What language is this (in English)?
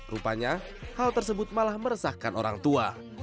Indonesian